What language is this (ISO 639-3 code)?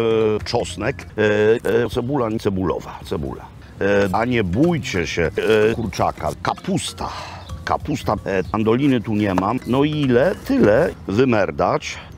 pol